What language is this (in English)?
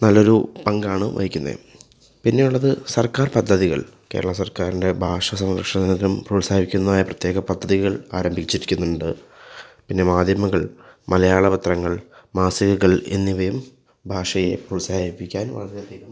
Malayalam